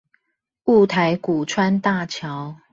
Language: Chinese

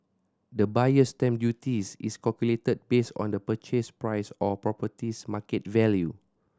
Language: English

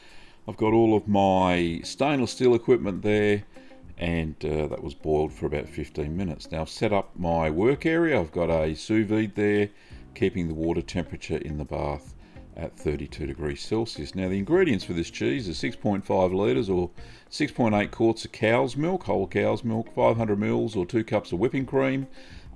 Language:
English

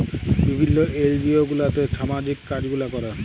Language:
Bangla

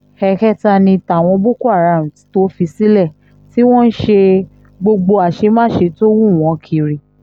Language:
Yoruba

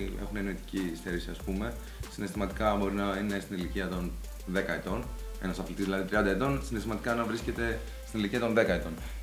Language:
Greek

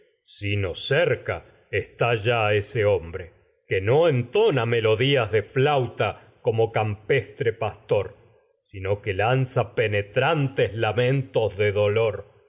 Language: Spanish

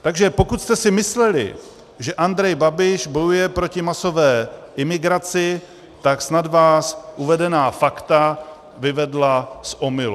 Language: Czech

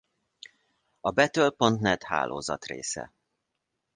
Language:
Hungarian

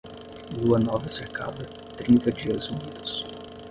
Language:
Portuguese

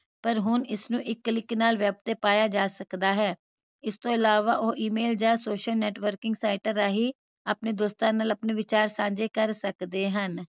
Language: Punjabi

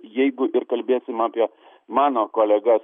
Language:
Lithuanian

